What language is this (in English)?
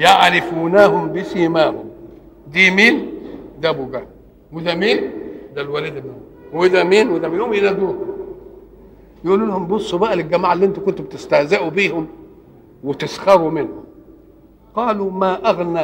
Arabic